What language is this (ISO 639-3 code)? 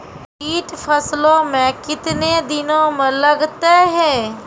mai